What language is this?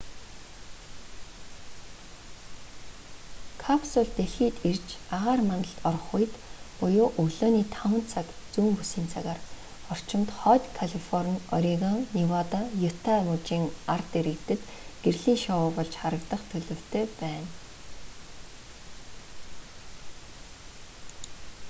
Mongolian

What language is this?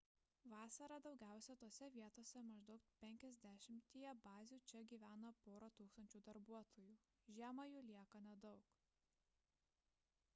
Lithuanian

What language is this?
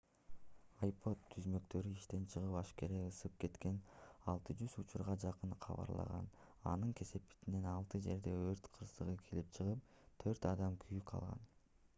Kyrgyz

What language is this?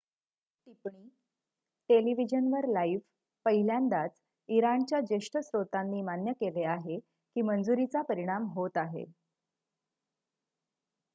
Marathi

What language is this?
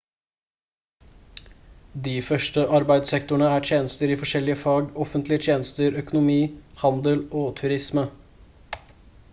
Norwegian Bokmål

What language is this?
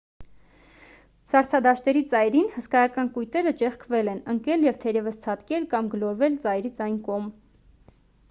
Armenian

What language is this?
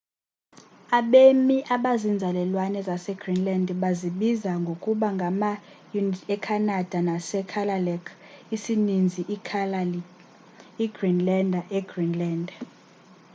Xhosa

